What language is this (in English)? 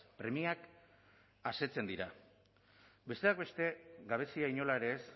Basque